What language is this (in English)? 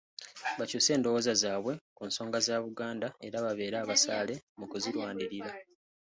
Ganda